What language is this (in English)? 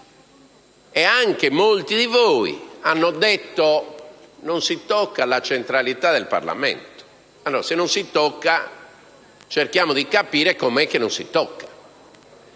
Italian